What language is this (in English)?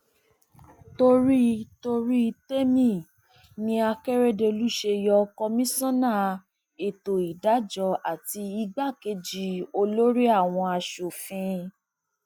Yoruba